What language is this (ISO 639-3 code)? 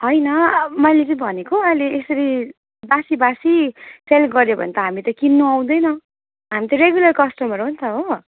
nep